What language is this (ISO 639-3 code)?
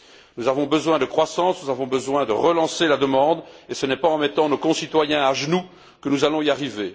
fra